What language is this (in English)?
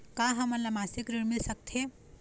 Chhattisgarhi